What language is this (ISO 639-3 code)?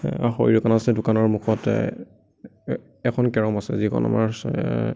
asm